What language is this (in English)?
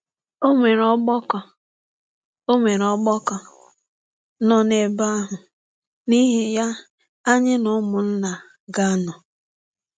Igbo